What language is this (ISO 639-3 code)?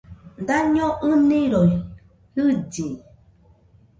hux